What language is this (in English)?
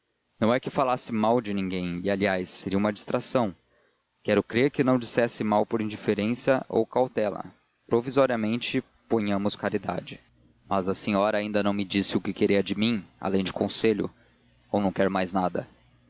Portuguese